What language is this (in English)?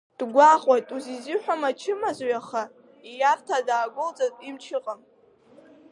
Abkhazian